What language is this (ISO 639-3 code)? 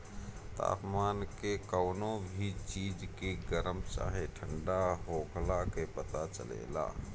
bho